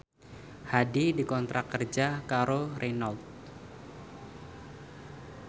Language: Javanese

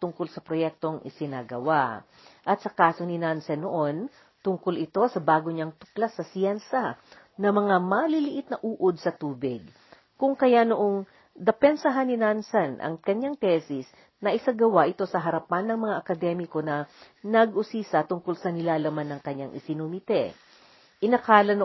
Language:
Filipino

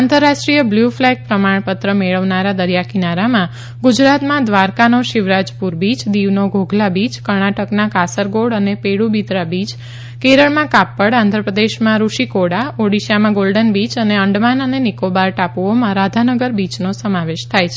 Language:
Gujarati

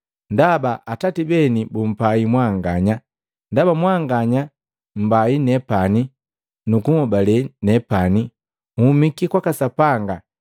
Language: Matengo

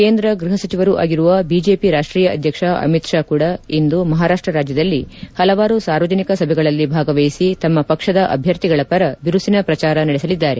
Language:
Kannada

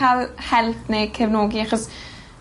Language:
Welsh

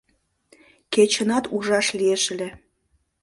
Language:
Mari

